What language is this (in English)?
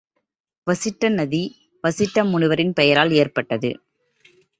Tamil